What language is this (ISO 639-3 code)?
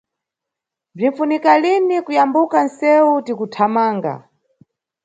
nyu